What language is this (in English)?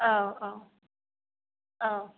Bodo